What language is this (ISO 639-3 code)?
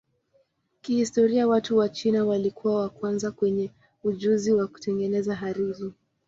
swa